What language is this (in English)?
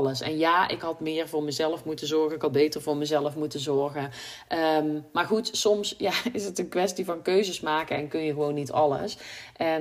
Dutch